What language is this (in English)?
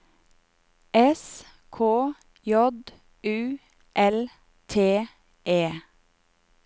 Norwegian